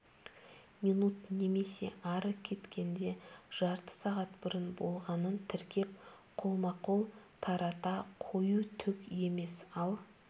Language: Kazakh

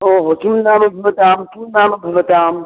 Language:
Sanskrit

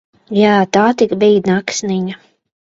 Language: Latvian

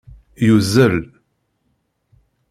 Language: Kabyle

